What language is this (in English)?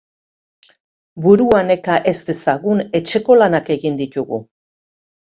Basque